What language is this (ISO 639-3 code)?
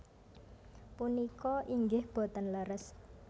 jav